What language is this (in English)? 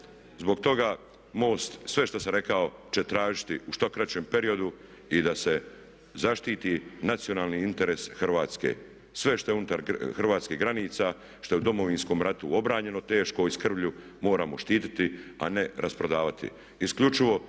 Croatian